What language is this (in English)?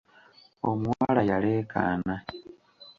Ganda